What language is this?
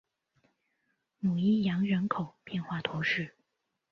Chinese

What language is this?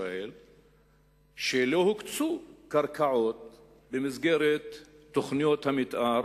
Hebrew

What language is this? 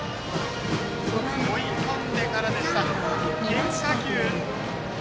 Japanese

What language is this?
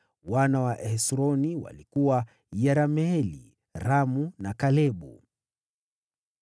Swahili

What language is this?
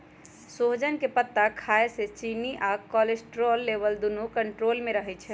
Magahi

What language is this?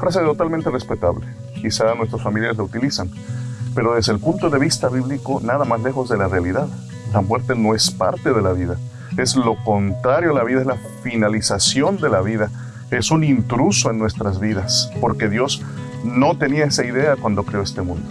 Spanish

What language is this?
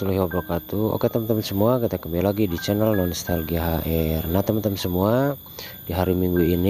Indonesian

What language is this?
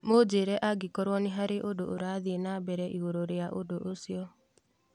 Kikuyu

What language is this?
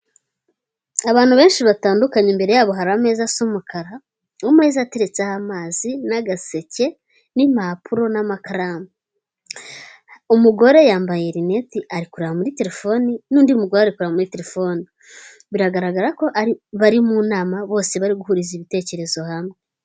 Kinyarwanda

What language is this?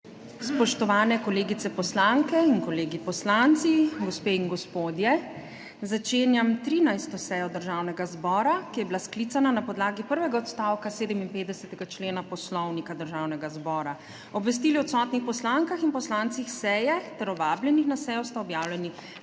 Slovenian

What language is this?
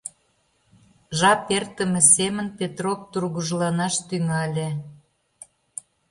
Mari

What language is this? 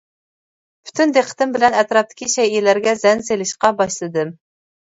Uyghur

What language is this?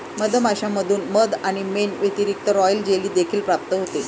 Marathi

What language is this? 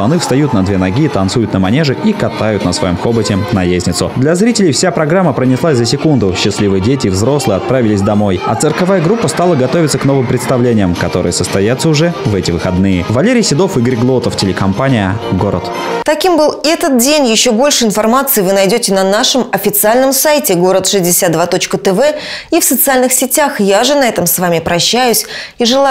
Russian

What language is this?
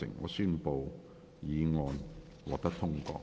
Cantonese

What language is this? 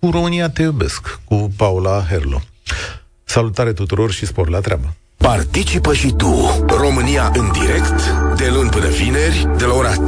Romanian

